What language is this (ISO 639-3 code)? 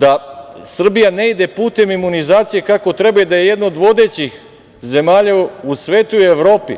srp